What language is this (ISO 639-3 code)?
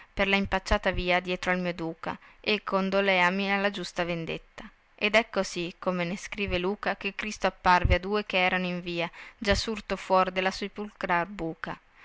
ita